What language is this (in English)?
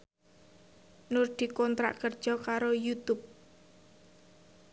Javanese